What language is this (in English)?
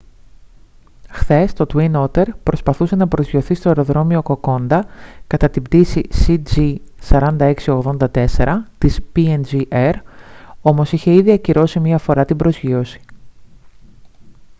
Greek